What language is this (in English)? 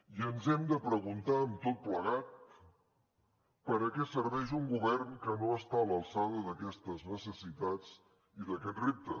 Catalan